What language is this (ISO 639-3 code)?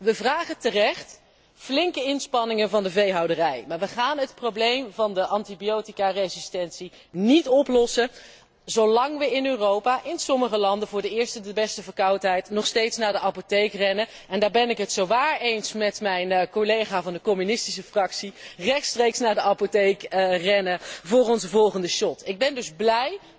nld